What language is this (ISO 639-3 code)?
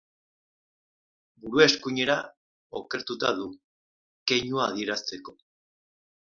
eus